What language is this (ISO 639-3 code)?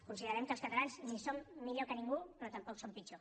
cat